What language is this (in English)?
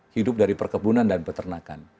Indonesian